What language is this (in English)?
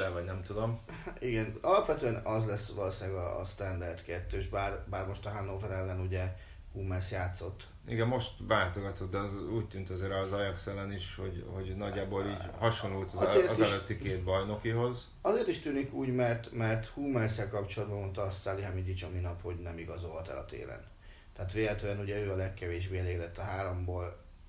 Hungarian